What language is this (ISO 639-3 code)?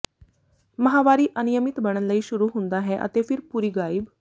pan